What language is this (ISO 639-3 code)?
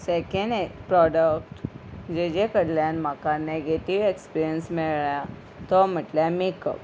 kok